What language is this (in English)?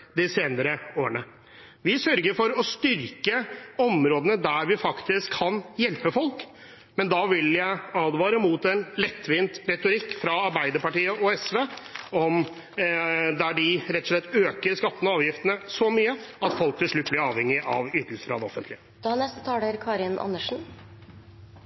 Norwegian Bokmål